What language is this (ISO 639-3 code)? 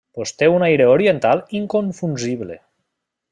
cat